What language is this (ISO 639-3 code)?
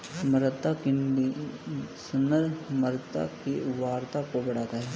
hin